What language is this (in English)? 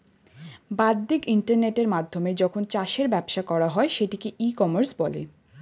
Bangla